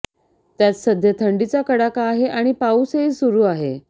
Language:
Marathi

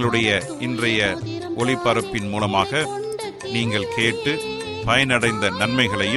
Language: Tamil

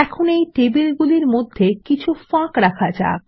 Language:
Bangla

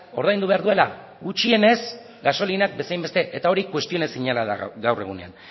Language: Basque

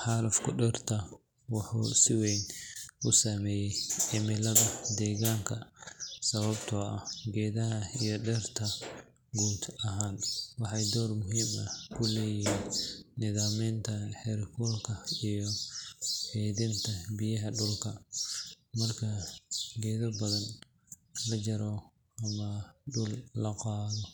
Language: Somali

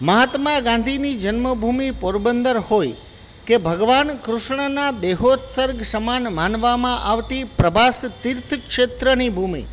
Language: Gujarati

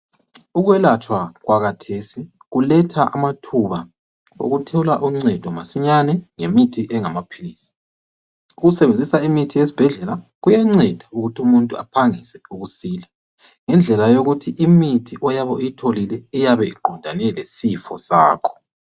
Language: North Ndebele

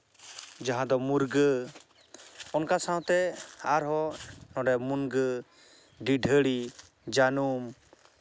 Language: Santali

